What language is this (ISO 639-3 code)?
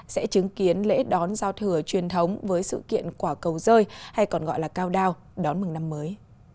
vie